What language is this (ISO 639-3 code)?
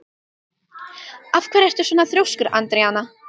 isl